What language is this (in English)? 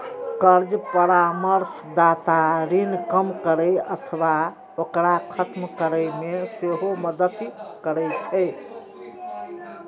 Maithili